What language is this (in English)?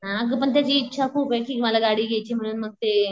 Marathi